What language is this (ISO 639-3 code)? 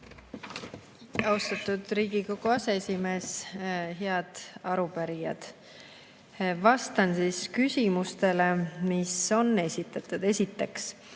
est